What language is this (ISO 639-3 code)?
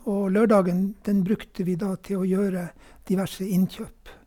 nor